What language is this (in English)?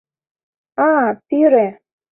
Mari